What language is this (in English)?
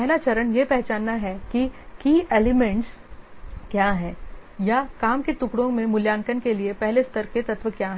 Hindi